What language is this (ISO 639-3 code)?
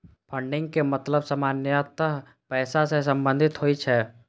mai